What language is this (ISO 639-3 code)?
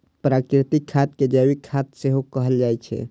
mai